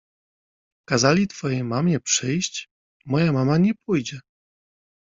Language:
Polish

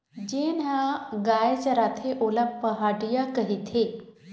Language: Chhattisgarhi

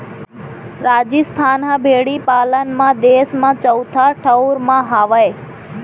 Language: Chhattisgarhi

